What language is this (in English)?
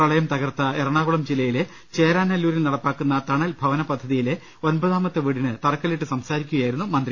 Malayalam